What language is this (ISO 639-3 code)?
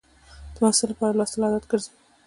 pus